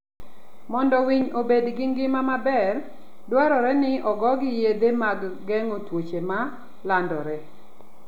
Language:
Luo (Kenya and Tanzania)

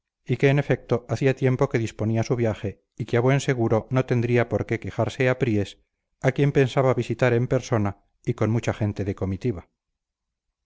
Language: Spanish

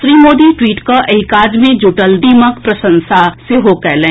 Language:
Maithili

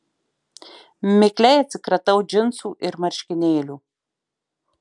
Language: Lithuanian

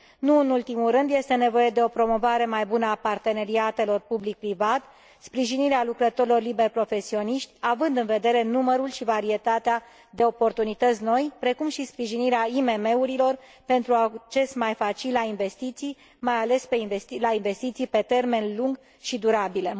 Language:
Romanian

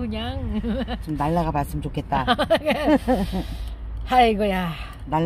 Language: Korean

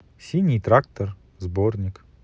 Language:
Russian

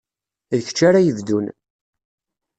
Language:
Kabyle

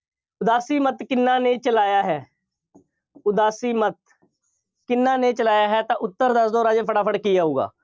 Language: Punjabi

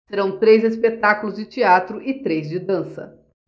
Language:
Portuguese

